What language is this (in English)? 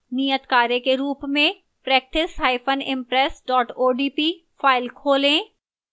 Hindi